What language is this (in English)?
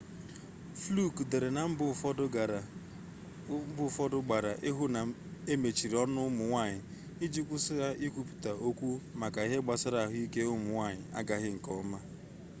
Igbo